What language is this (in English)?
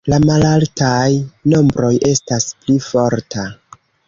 Esperanto